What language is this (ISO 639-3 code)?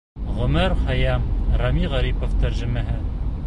bak